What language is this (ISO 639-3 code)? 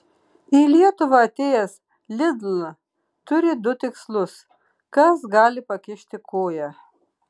lit